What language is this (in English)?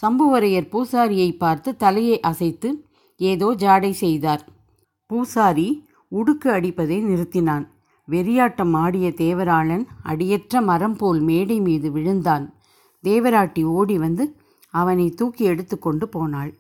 Tamil